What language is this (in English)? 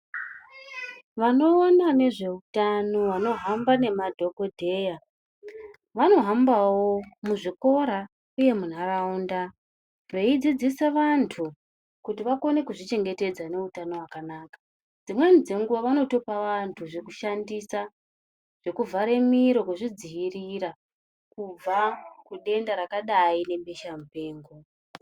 Ndau